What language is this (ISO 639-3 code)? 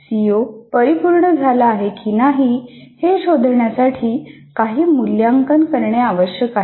mar